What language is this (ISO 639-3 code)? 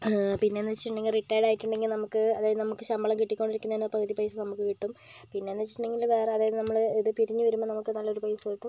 mal